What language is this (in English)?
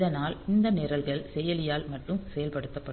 Tamil